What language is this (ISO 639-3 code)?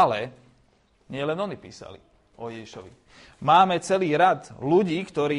slk